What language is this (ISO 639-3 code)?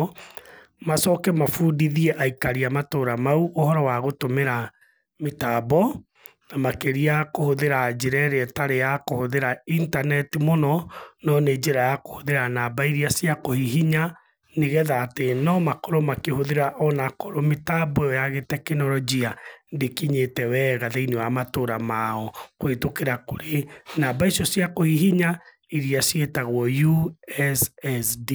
kik